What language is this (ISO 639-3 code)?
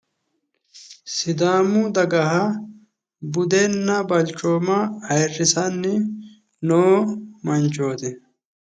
sid